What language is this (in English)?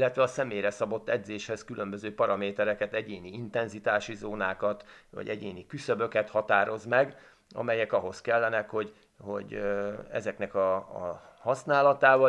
Hungarian